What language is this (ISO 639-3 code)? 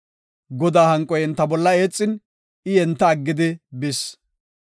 gof